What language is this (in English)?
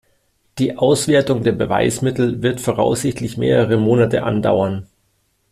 German